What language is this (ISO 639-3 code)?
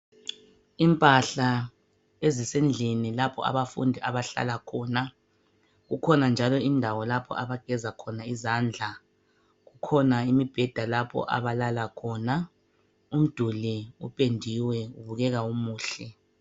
nde